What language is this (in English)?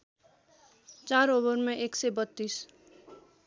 Nepali